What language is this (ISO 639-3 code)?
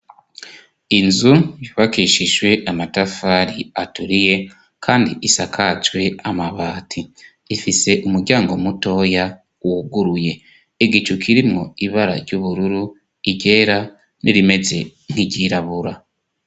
run